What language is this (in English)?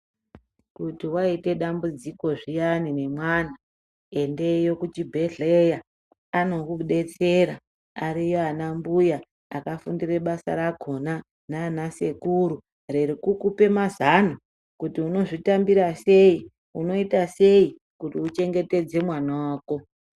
Ndau